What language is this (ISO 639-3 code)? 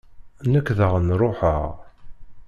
kab